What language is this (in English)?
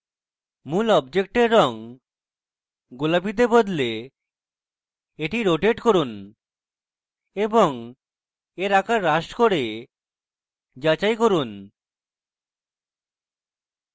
Bangla